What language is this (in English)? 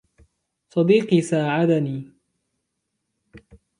Arabic